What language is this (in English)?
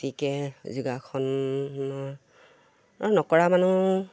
Assamese